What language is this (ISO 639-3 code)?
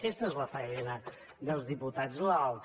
cat